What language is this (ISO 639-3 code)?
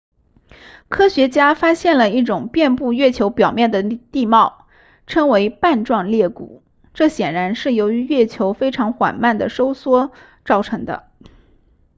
zho